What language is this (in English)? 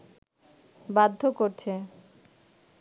Bangla